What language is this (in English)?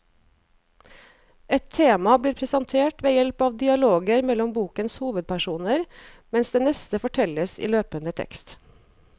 Norwegian